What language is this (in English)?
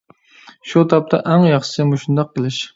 Uyghur